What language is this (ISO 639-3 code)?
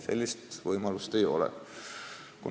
est